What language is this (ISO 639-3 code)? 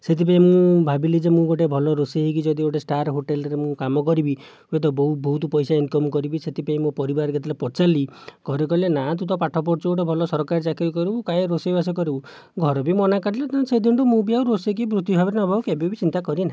ori